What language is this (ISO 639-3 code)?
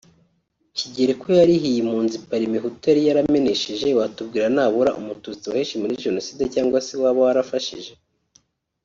kin